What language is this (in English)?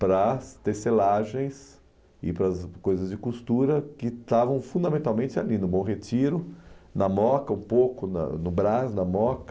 Portuguese